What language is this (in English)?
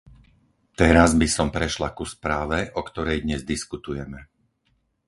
Slovak